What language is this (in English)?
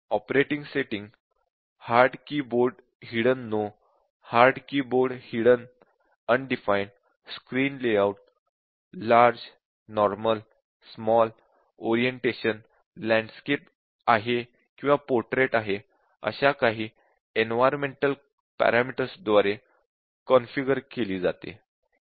Marathi